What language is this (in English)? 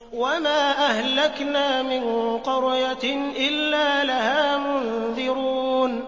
Arabic